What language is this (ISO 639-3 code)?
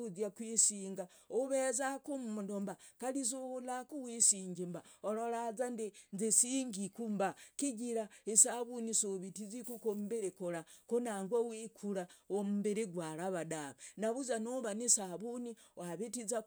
rag